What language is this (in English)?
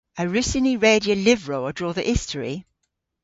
Cornish